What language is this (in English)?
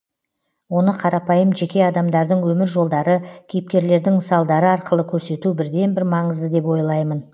Kazakh